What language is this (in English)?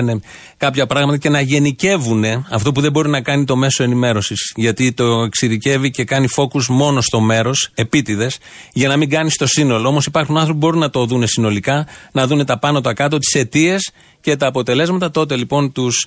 Greek